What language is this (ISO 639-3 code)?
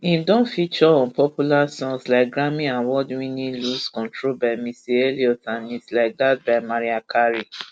pcm